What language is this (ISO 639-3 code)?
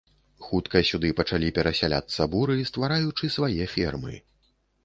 bel